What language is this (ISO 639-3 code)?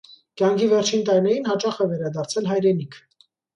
hye